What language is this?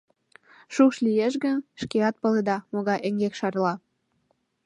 Mari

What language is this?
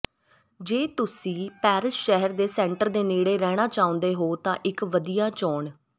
Punjabi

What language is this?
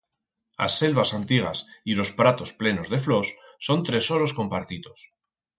Aragonese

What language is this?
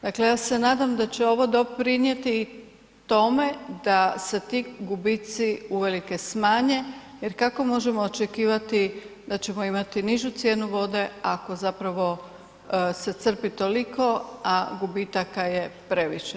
Croatian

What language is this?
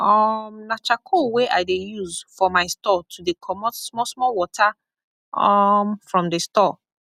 Nigerian Pidgin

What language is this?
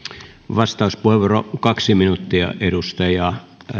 Finnish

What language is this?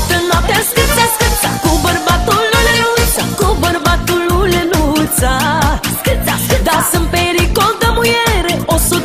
Romanian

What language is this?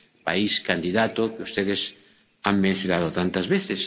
Spanish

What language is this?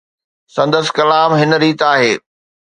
Sindhi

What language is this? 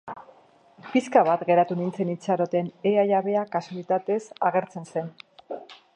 Basque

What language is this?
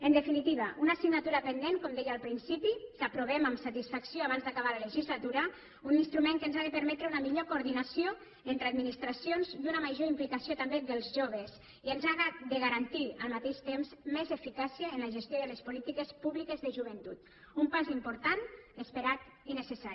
Catalan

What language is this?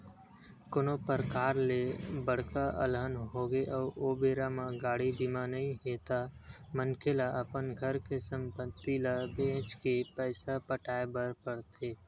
Chhattisgarhi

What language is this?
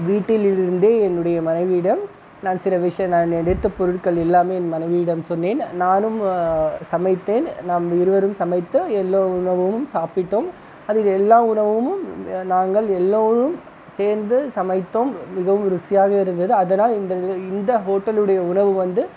Tamil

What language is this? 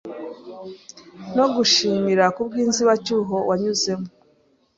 Kinyarwanda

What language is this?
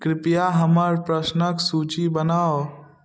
Maithili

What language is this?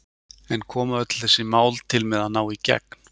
Icelandic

